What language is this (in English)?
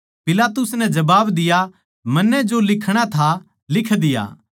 Haryanvi